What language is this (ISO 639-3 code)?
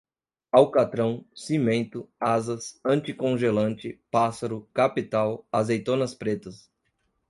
por